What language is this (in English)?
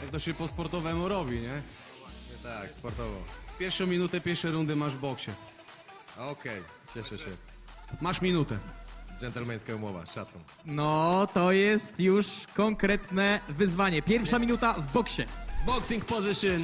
Polish